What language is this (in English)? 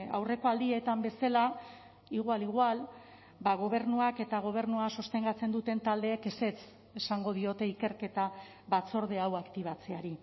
Basque